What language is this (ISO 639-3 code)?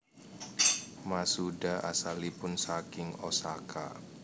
jav